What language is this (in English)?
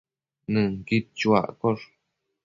Matsés